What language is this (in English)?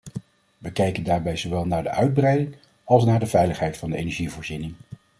Dutch